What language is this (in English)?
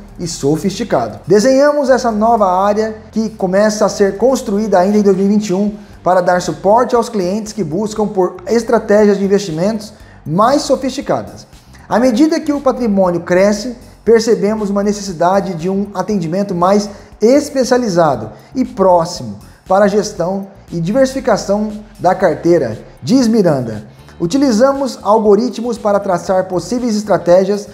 Portuguese